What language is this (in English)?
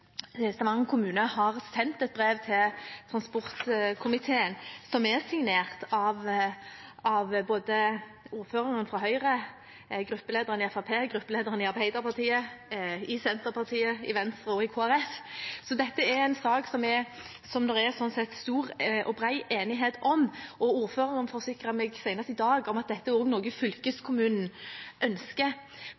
Norwegian Bokmål